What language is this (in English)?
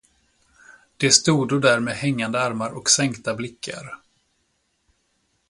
Swedish